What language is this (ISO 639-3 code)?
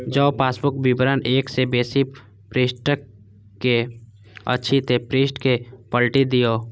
mai